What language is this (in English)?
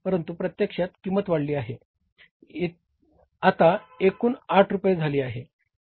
Marathi